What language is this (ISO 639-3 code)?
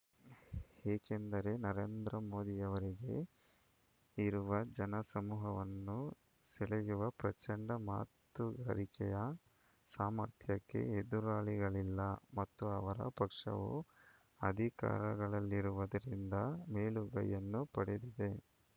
kan